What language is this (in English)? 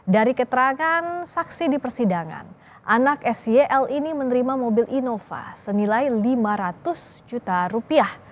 Indonesian